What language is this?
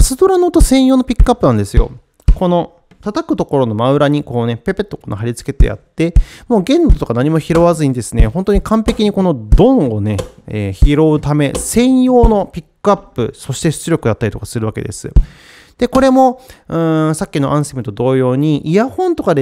Japanese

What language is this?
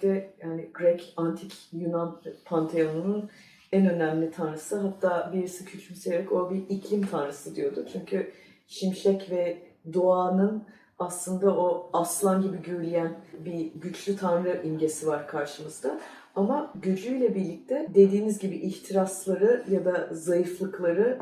Turkish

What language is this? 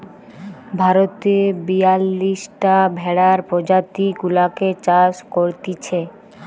Bangla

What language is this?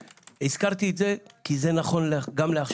Hebrew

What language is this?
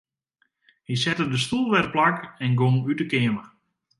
Western Frisian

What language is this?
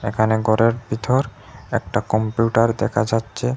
Bangla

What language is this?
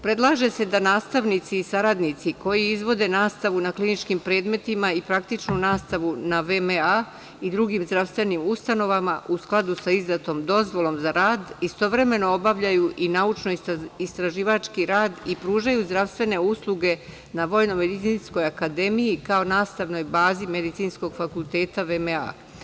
Serbian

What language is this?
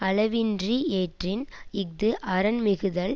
Tamil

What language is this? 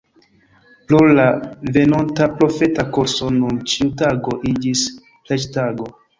Esperanto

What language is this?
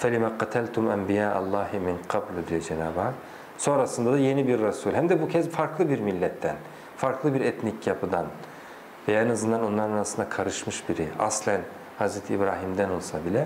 Turkish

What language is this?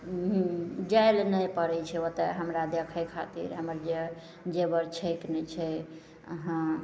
Maithili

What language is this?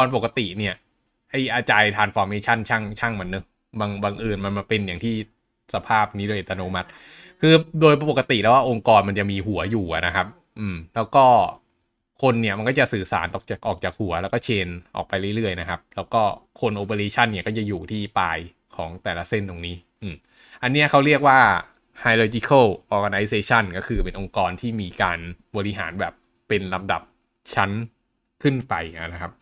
Thai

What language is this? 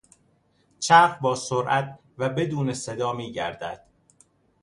Persian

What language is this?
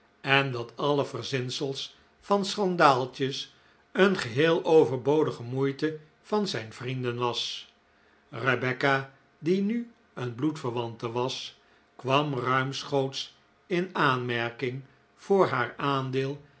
Dutch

